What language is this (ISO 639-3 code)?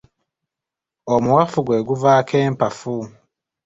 lug